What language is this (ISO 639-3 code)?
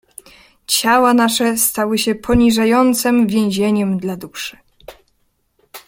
pol